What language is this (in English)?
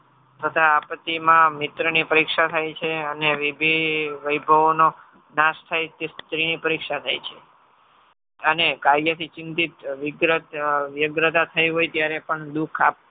Gujarati